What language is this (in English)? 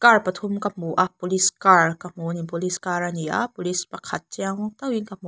Mizo